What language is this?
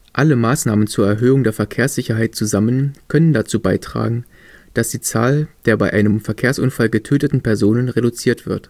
German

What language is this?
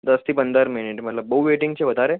Gujarati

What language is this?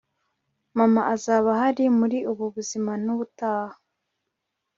Kinyarwanda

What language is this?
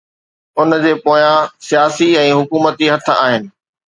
Sindhi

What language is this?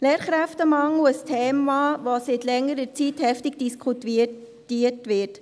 Swiss German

